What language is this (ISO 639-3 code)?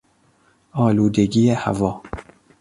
fas